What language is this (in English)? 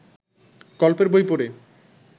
Bangla